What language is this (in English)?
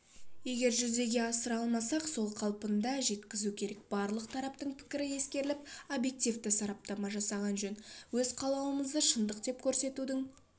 Kazakh